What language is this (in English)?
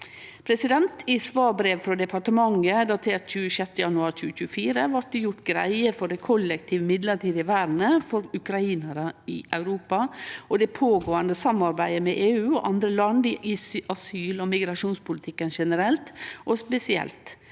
Norwegian